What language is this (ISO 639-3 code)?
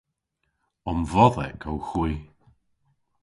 cor